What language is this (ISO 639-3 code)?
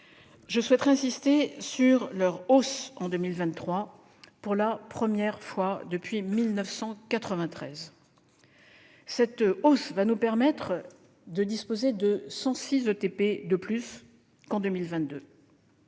fra